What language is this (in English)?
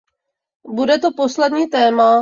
Czech